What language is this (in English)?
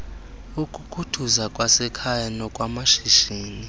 Xhosa